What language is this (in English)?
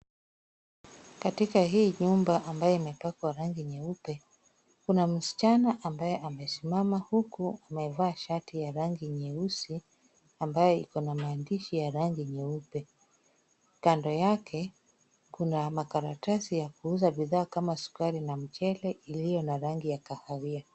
Swahili